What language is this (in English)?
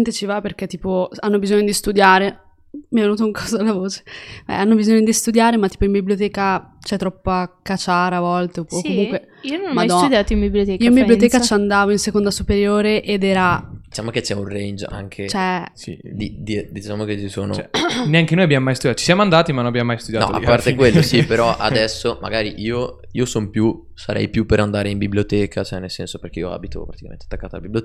Italian